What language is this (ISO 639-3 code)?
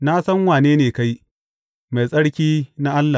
hau